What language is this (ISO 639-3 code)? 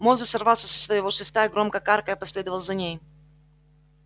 rus